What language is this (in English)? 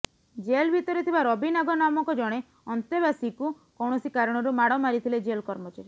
Odia